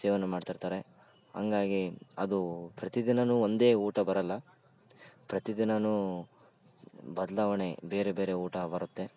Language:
Kannada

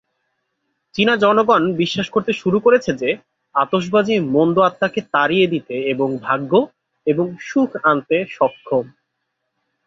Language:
Bangla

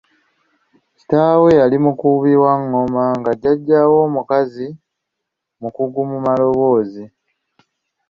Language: Ganda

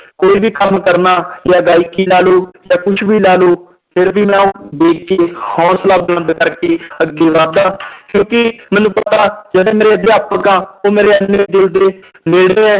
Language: Punjabi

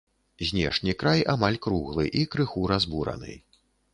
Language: Belarusian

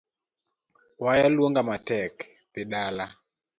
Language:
Luo (Kenya and Tanzania)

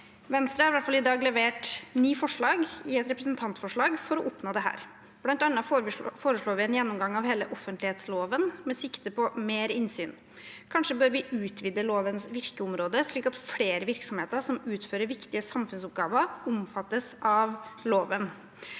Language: Norwegian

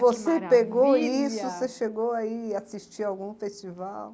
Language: Portuguese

